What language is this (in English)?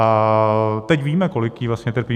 Czech